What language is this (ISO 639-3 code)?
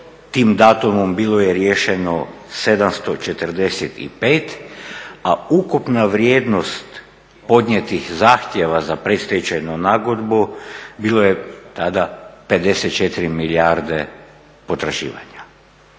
hrv